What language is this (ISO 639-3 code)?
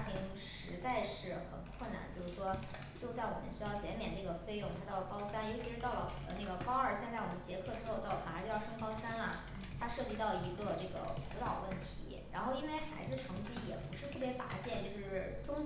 zho